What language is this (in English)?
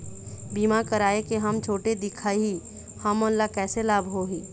Chhattisgarhi